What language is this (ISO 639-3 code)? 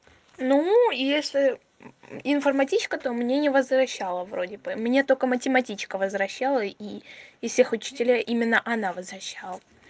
rus